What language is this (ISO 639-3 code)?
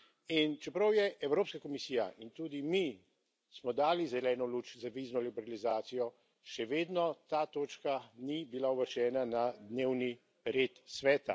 slv